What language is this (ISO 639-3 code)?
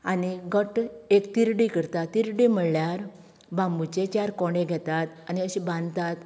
kok